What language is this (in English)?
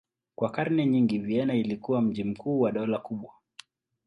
Swahili